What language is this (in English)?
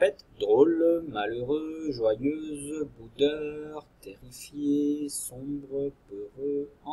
French